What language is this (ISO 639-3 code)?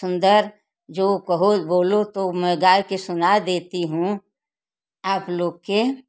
hin